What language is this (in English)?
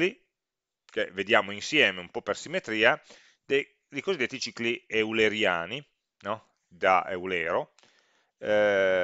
Italian